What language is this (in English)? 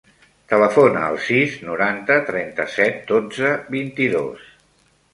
Catalan